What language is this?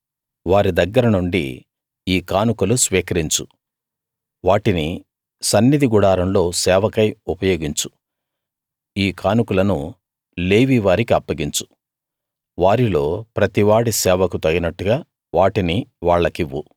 Telugu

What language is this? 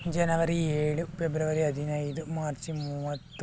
Kannada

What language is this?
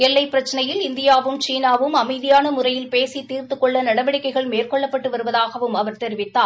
Tamil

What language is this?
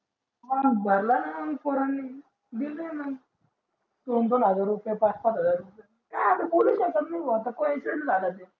Marathi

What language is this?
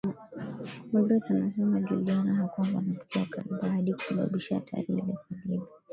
Swahili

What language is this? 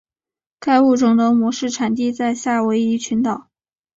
Chinese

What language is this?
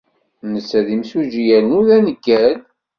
Kabyle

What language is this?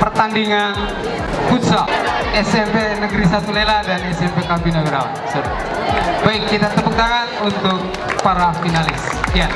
Indonesian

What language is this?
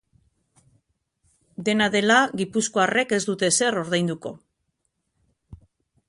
Basque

